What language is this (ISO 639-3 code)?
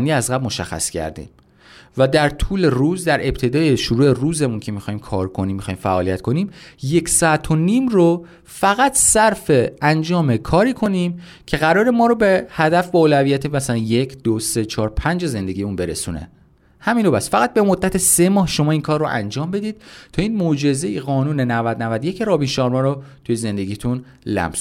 fas